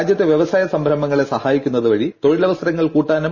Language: Malayalam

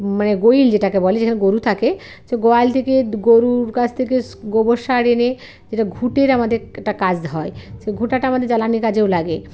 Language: Bangla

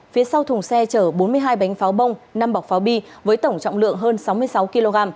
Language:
Vietnamese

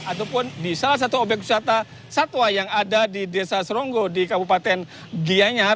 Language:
Indonesian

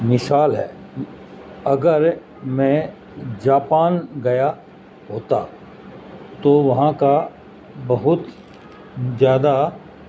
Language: Urdu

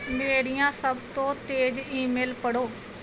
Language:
Punjabi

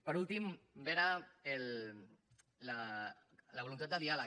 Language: Catalan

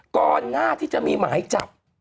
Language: Thai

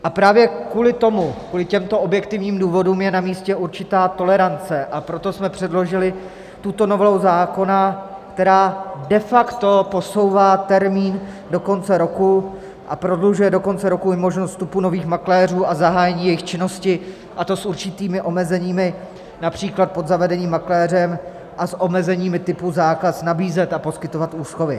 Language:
Czech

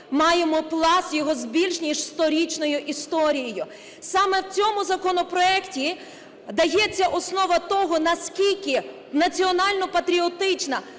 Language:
Ukrainian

